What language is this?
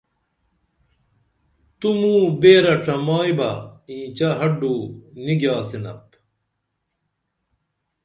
Dameli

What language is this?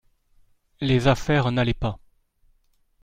French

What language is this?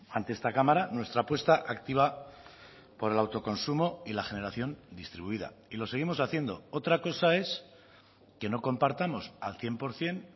Spanish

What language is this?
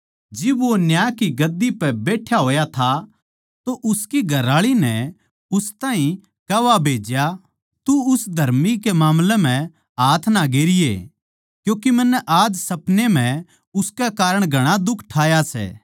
Haryanvi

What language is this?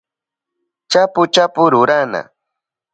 Southern Pastaza Quechua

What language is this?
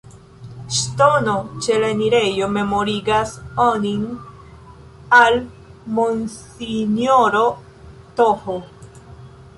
Esperanto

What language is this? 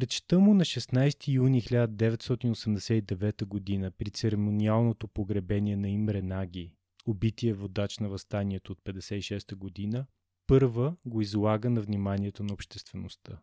Bulgarian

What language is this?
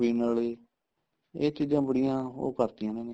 Punjabi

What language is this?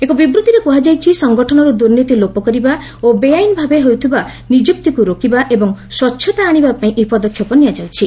Odia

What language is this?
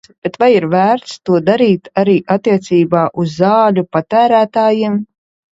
Latvian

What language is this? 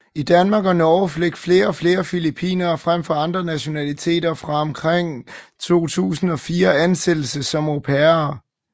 Danish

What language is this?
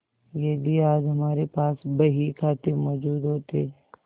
Hindi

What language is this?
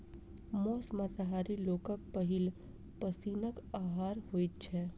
Maithili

